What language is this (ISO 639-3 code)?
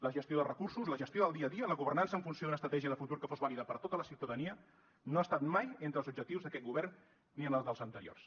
cat